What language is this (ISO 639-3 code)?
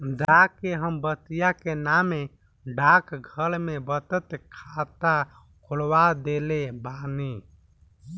bho